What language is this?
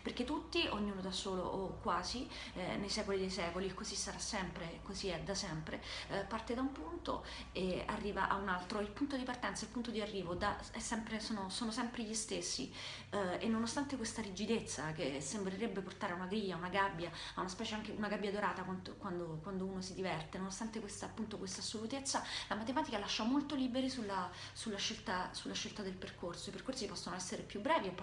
Italian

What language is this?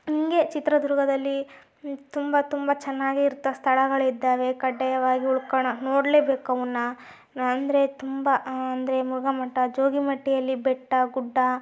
Kannada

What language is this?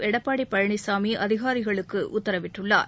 Tamil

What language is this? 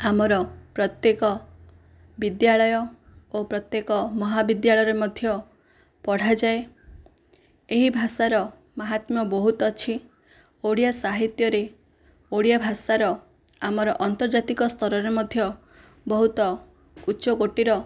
Odia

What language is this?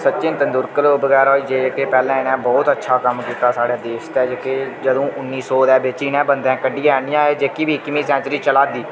Dogri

